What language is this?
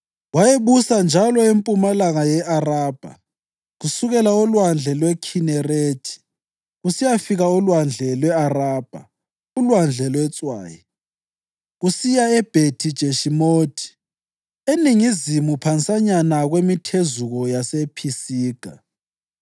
North Ndebele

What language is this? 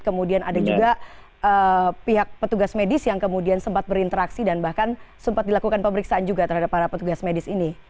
Indonesian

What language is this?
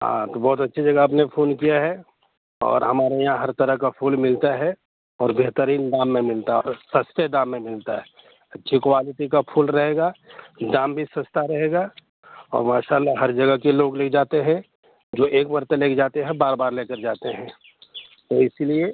Urdu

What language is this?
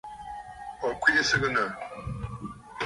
Bafut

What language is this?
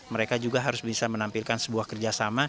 Indonesian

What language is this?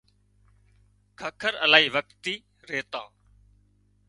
Wadiyara Koli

